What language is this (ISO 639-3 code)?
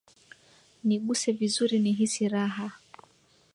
swa